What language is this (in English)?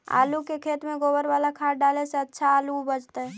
Magahi